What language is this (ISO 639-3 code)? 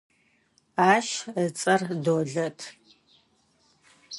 ady